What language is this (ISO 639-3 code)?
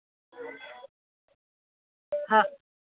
mni